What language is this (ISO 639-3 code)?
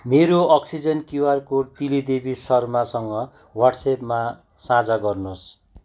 nep